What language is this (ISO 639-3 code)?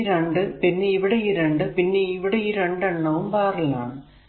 mal